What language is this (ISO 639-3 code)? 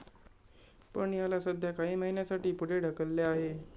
mar